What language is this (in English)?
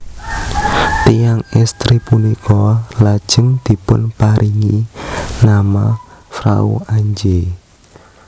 Javanese